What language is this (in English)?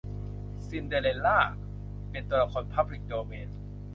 Thai